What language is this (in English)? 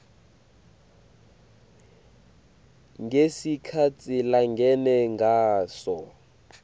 Swati